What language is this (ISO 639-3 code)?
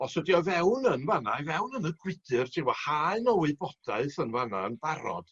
cym